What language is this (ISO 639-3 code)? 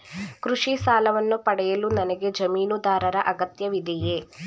kan